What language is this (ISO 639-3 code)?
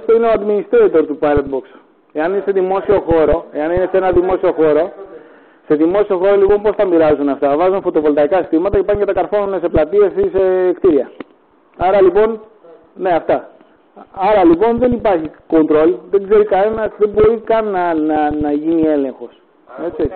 ell